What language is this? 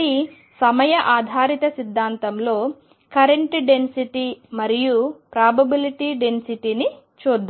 Telugu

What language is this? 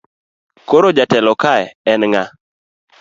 Luo (Kenya and Tanzania)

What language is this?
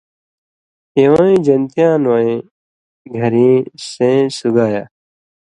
Indus Kohistani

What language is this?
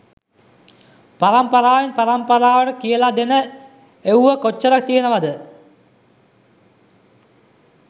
Sinhala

